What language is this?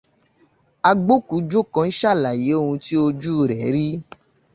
Yoruba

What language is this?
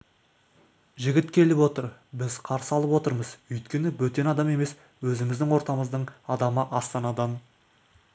Kazakh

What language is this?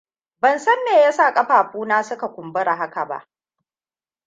Hausa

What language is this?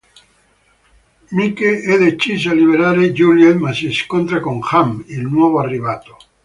Italian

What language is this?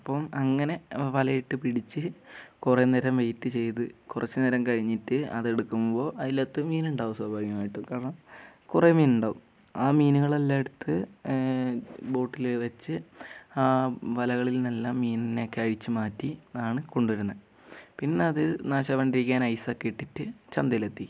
Malayalam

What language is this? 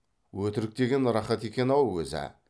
Kazakh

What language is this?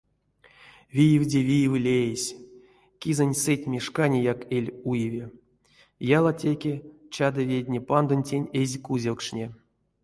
Erzya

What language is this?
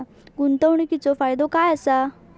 Marathi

